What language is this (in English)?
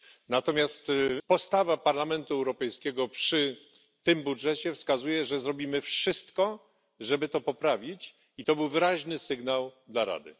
Polish